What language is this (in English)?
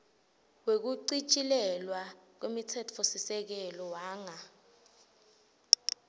Swati